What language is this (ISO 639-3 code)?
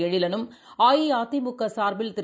tam